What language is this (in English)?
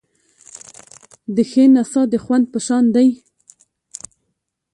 Pashto